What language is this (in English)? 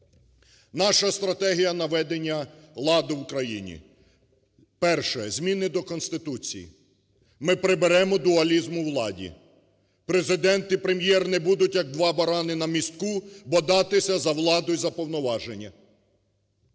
Ukrainian